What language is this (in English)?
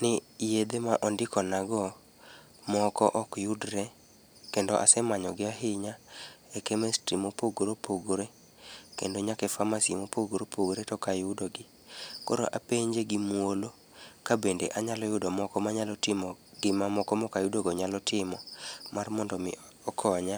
Luo (Kenya and Tanzania)